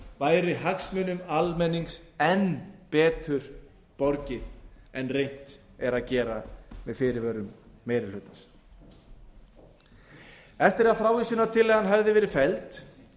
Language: Icelandic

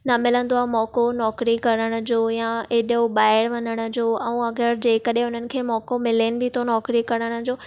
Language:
Sindhi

